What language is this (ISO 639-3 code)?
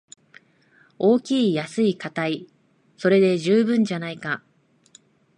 jpn